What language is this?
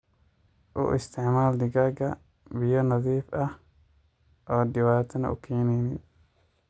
Somali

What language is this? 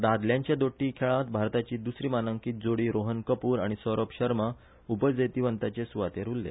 Konkani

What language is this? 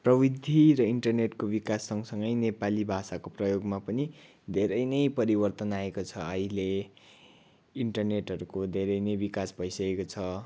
Nepali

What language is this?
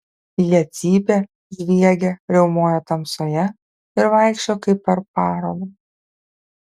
Lithuanian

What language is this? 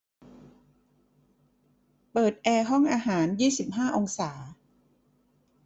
Thai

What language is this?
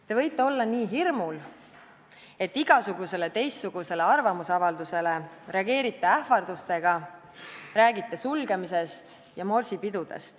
Estonian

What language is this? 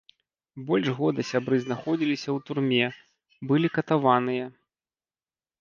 Belarusian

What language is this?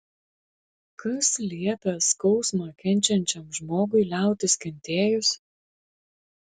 Lithuanian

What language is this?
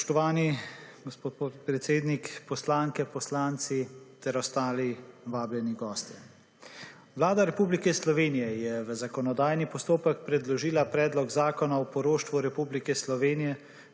Slovenian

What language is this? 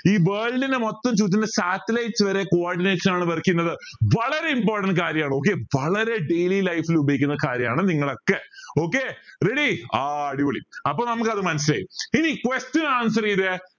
Malayalam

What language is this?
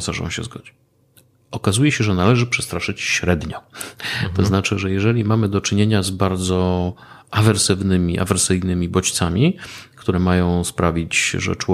Polish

